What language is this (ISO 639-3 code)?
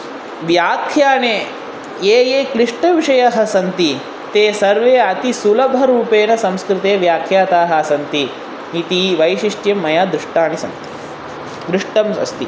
san